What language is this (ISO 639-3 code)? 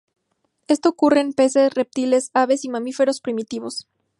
spa